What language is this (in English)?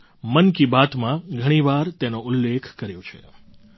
Gujarati